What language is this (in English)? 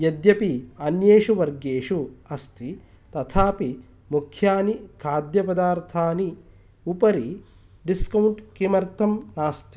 Sanskrit